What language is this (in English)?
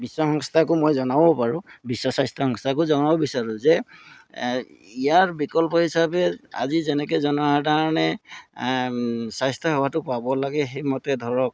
Assamese